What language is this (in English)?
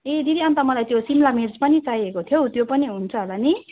Nepali